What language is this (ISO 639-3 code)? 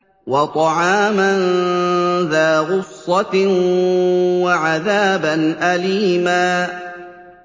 ara